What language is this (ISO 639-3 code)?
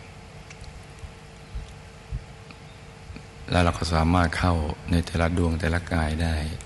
tha